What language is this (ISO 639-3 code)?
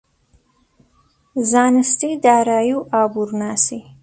ckb